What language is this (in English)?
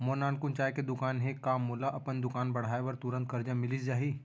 Chhattisgarhi